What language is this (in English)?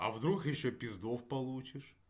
Russian